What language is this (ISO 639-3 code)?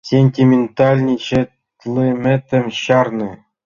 chm